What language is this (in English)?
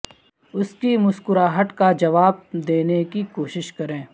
Urdu